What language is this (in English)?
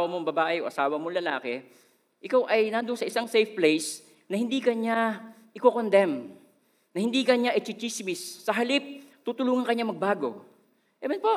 Filipino